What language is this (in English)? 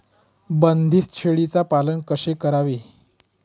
Marathi